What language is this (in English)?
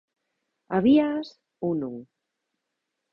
Galician